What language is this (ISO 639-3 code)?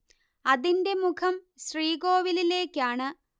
mal